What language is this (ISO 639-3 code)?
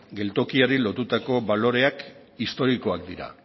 eus